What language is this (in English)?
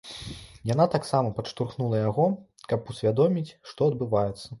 Belarusian